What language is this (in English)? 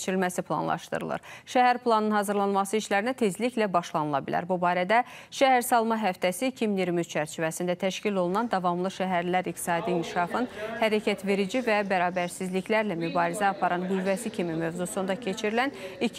Turkish